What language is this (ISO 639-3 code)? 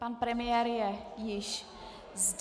ces